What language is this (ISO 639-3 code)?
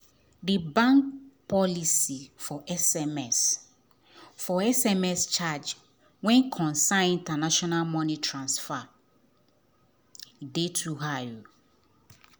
pcm